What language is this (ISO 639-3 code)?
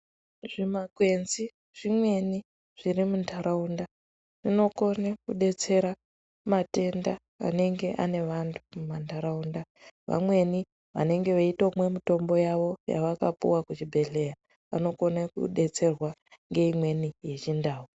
ndc